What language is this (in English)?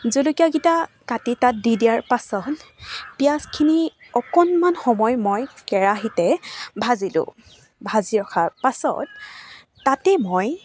Assamese